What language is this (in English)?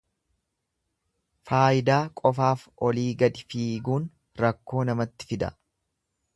Oromo